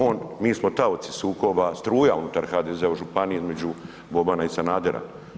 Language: Croatian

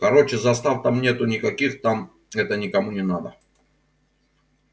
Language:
Russian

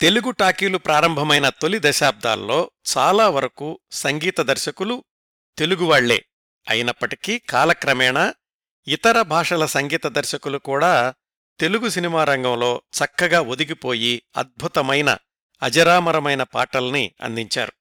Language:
Telugu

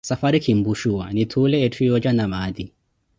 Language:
Koti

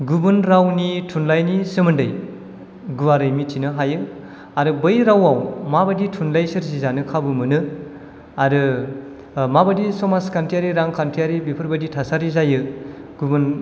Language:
Bodo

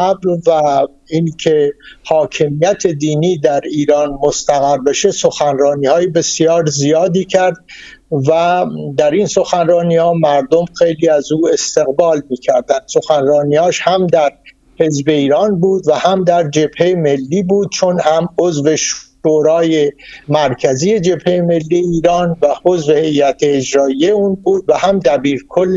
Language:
Persian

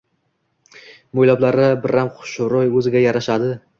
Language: Uzbek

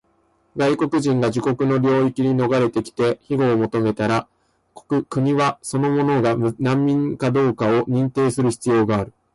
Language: Japanese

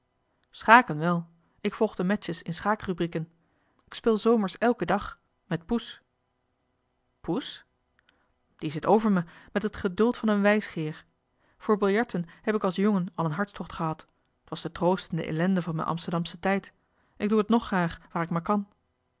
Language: Dutch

